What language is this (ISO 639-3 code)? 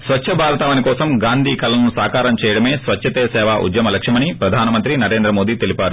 tel